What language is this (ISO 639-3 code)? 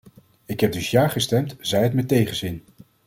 nld